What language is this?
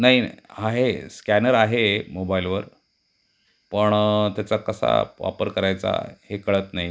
Marathi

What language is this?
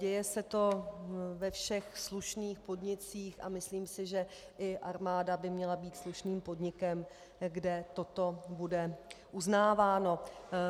Czech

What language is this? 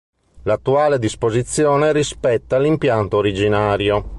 Italian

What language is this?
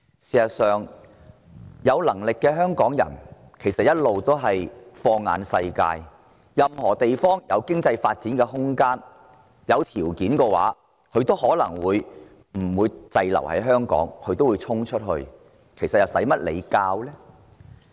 Cantonese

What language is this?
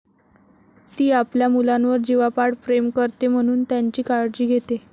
Marathi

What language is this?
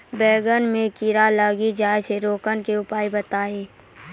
Maithili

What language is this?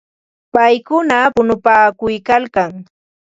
Ambo-Pasco Quechua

